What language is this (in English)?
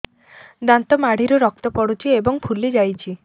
Odia